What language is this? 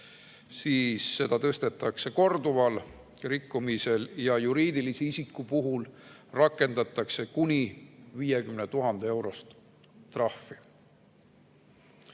Estonian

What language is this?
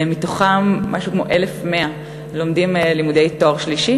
Hebrew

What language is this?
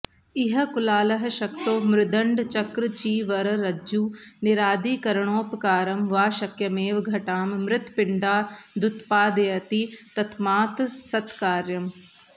Sanskrit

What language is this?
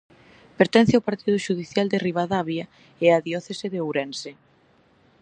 Galician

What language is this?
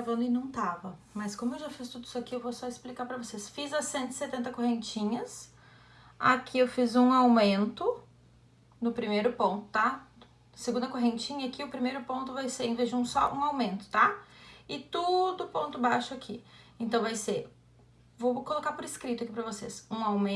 Portuguese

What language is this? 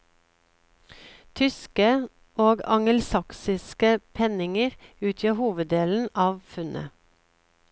Norwegian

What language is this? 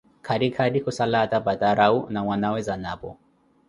Koti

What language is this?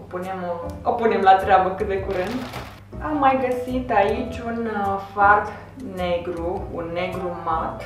Romanian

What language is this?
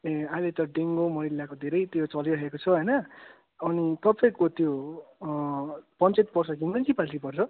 Nepali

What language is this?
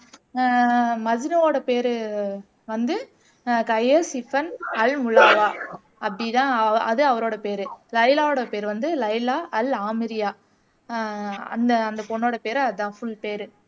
Tamil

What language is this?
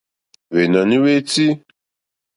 Mokpwe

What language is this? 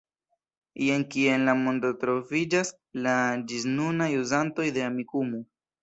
Esperanto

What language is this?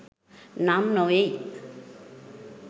Sinhala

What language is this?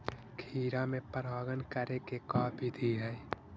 Magahi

